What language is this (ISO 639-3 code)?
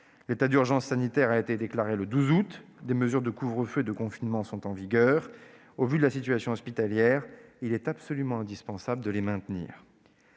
fra